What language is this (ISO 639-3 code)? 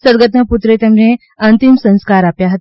guj